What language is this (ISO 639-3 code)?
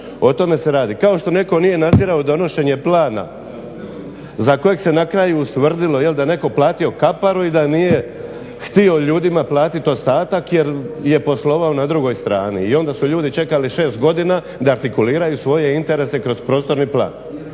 hrv